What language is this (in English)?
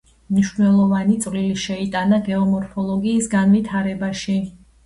Georgian